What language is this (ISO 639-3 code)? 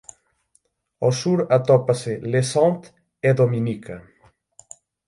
glg